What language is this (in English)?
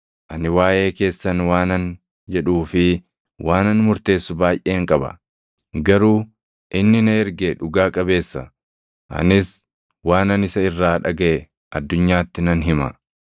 Oromo